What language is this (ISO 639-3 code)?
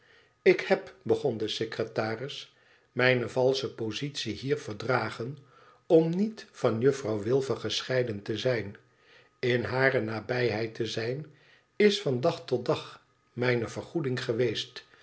nld